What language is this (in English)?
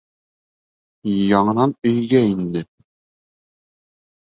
Bashkir